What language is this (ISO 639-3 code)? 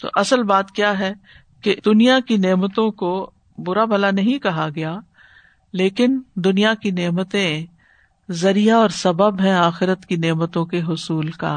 urd